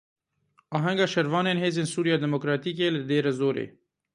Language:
Kurdish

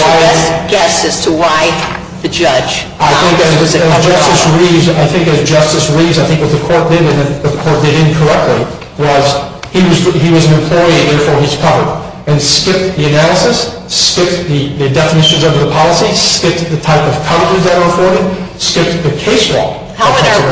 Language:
English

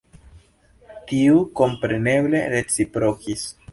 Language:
Esperanto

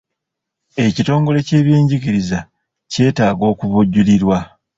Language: Ganda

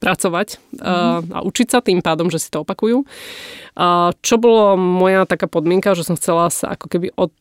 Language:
Slovak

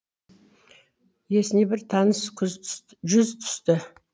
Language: Kazakh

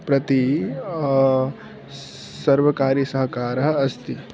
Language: Sanskrit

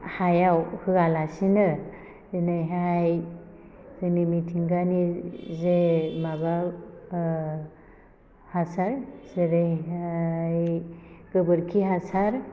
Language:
Bodo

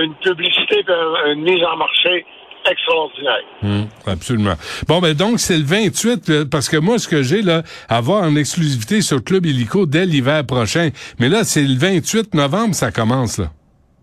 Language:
French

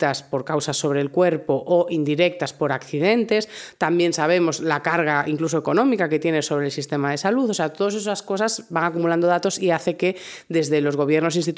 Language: Spanish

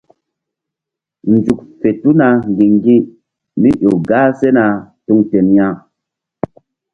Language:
Mbum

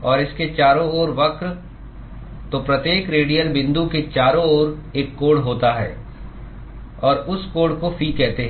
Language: Hindi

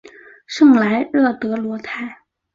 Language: Chinese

